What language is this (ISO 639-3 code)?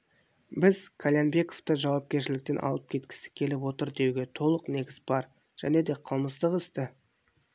kaz